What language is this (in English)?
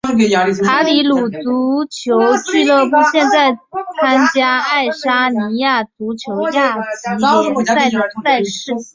Chinese